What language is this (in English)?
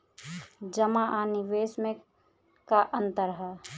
Bhojpuri